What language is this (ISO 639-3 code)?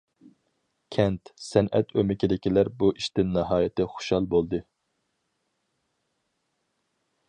uig